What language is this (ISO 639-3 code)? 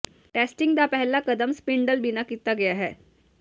pan